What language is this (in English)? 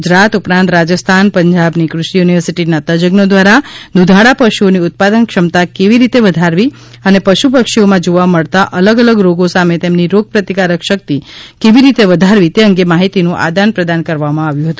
Gujarati